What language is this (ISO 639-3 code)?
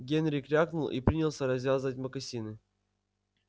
rus